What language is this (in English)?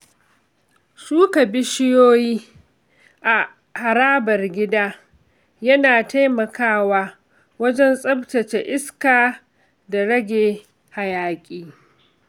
Hausa